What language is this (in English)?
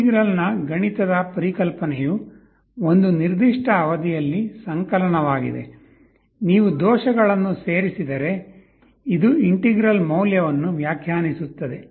Kannada